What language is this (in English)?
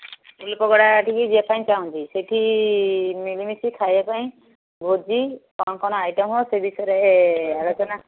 Odia